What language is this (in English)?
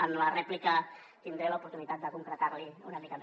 Catalan